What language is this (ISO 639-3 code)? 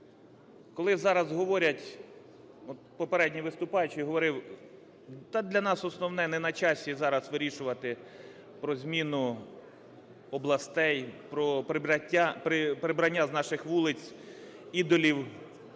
ukr